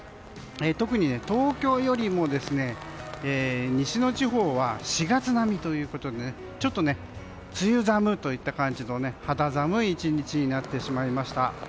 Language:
Japanese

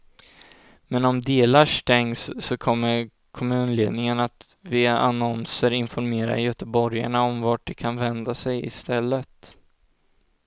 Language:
Swedish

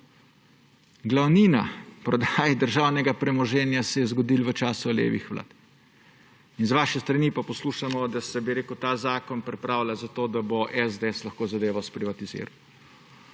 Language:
Slovenian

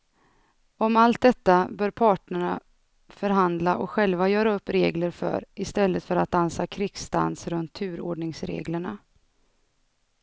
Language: Swedish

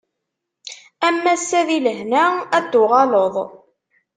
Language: Kabyle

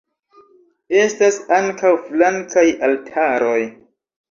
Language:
Esperanto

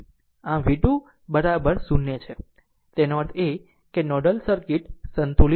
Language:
Gujarati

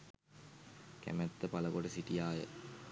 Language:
Sinhala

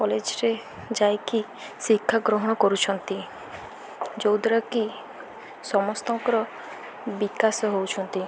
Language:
Odia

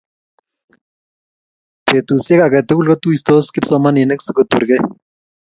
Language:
Kalenjin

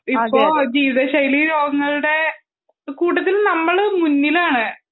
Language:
Malayalam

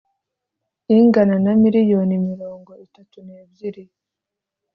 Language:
Kinyarwanda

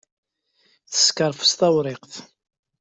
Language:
Kabyle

